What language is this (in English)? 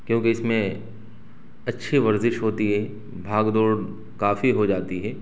Urdu